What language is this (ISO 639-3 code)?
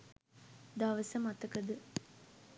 sin